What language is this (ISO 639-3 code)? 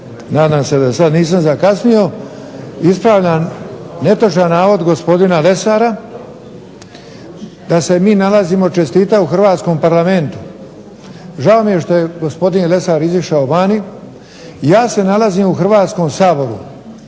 hrv